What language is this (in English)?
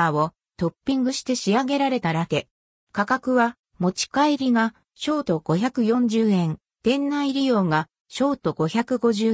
Japanese